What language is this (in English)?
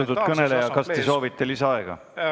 Estonian